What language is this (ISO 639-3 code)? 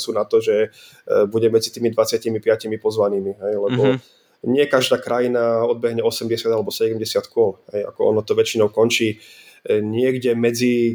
slk